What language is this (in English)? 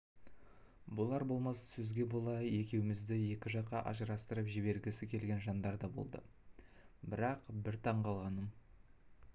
Kazakh